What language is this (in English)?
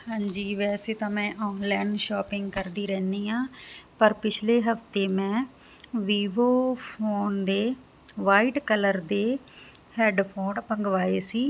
Punjabi